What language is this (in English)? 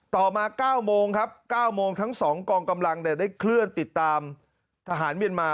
Thai